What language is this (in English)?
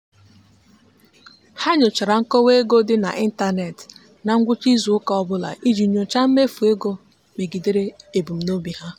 Igbo